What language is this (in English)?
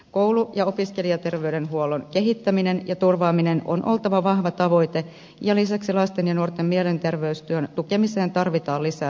Finnish